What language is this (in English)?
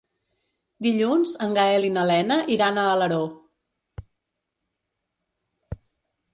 Catalan